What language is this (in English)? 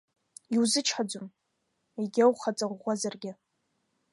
Abkhazian